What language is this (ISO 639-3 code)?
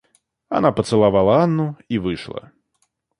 rus